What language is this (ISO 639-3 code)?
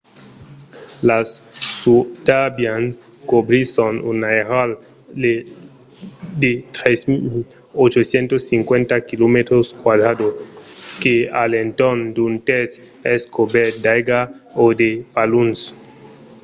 oci